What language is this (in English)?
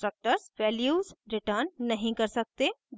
Hindi